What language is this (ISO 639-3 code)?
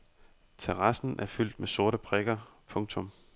dan